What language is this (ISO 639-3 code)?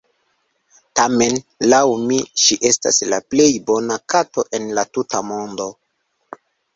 epo